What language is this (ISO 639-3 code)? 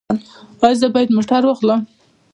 pus